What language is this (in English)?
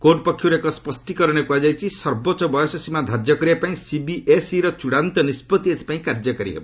Odia